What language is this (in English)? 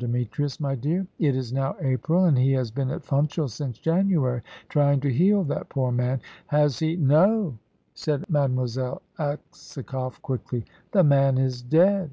English